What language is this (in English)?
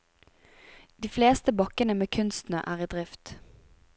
Norwegian